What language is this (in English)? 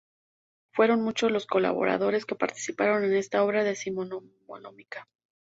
Spanish